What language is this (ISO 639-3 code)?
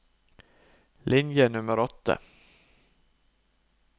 nor